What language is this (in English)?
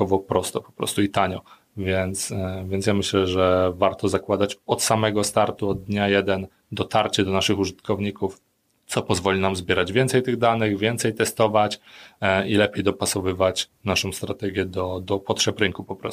Polish